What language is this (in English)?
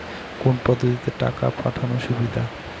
Bangla